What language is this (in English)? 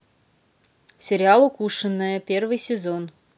Russian